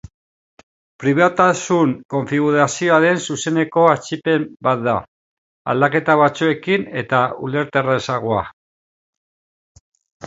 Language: Basque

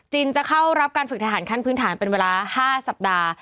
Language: Thai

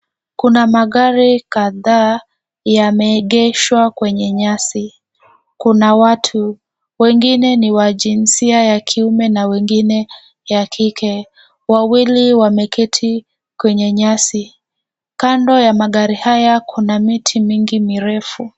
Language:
Swahili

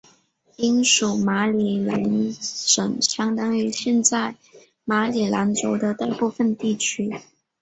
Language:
Chinese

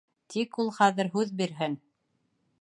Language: Bashkir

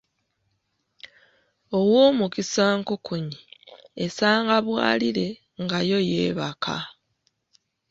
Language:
Ganda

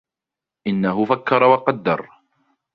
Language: Arabic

